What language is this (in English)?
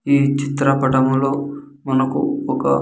Telugu